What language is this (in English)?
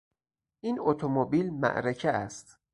Persian